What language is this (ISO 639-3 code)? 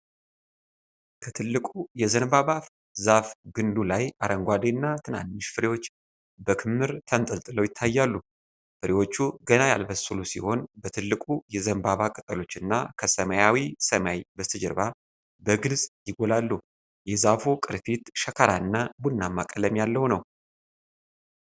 amh